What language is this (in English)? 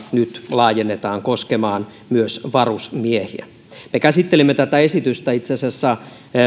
Finnish